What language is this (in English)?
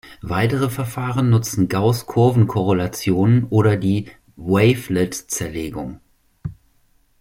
German